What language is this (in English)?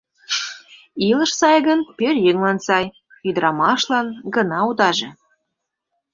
Mari